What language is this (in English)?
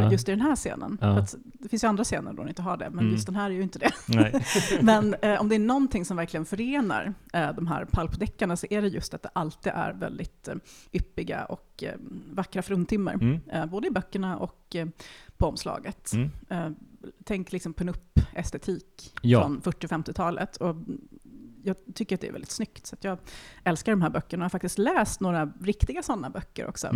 Swedish